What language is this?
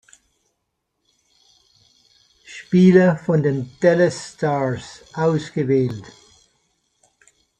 German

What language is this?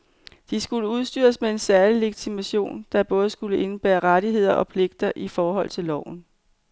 Danish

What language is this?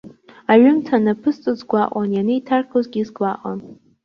Abkhazian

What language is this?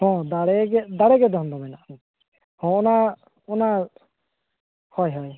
Santali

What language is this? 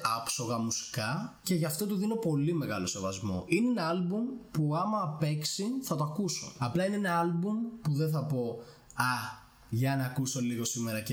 Greek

